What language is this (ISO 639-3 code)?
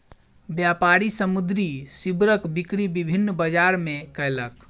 mai